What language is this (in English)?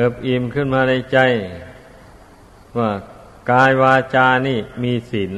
Thai